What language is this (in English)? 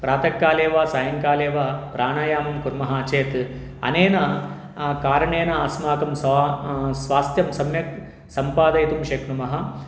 Sanskrit